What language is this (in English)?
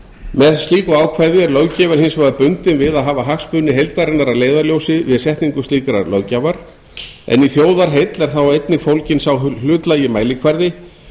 Icelandic